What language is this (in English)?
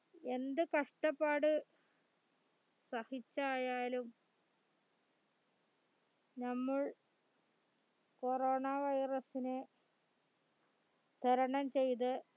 Malayalam